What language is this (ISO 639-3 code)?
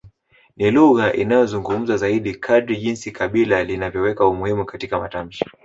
swa